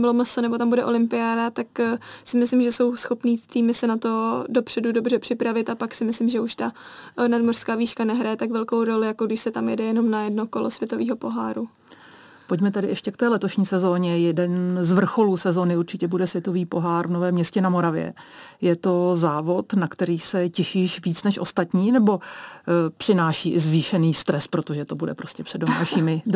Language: Czech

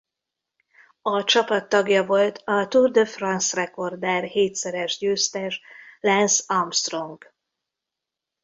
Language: Hungarian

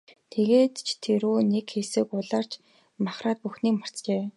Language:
Mongolian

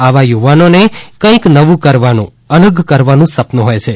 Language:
Gujarati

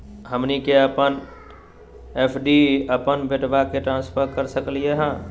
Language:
Magahi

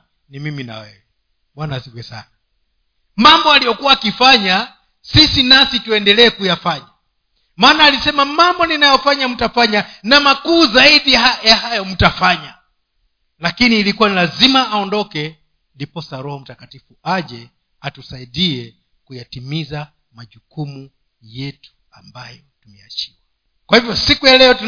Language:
Swahili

